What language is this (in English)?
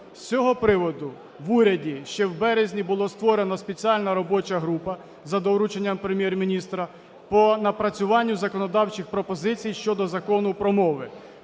Ukrainian